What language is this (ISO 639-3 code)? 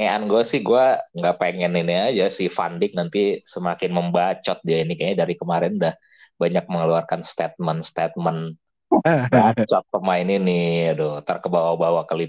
ind